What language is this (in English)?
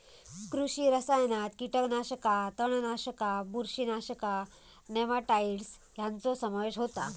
Marathi